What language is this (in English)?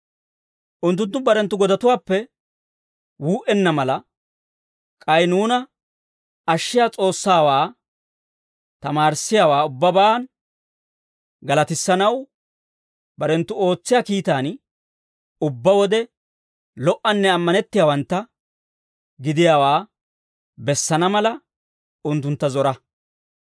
Dawro